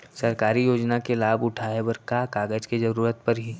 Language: Chhattisgarhi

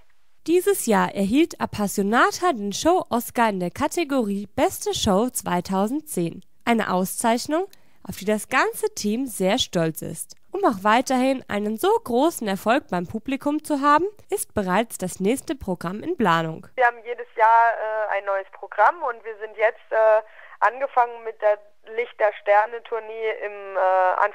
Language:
German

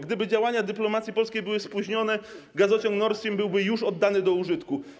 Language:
Polish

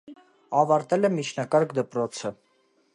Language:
Armenian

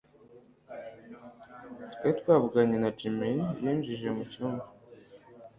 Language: Kinyarwanda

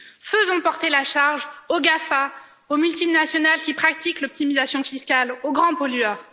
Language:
French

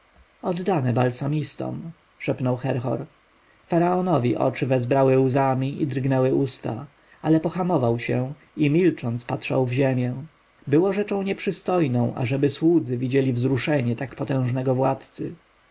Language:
Polish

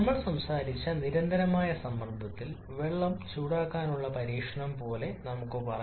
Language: Malayalam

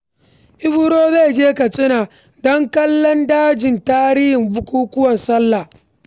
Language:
Hausa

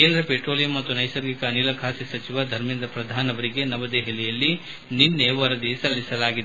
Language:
Kannada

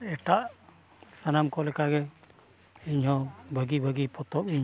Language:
Santali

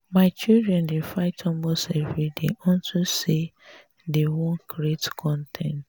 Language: Nigerian Pidgin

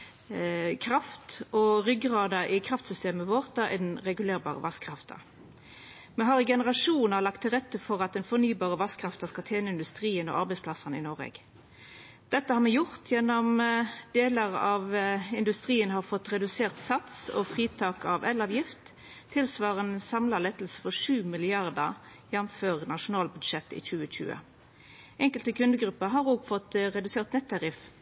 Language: Norwegian Nynorsk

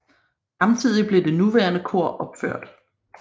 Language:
Danish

